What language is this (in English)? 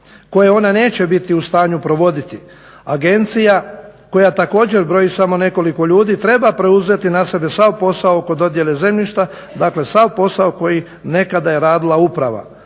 Croatian